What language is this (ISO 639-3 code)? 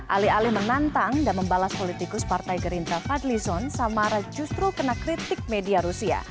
ind